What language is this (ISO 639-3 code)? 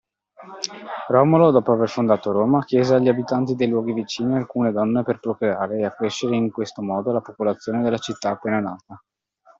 ita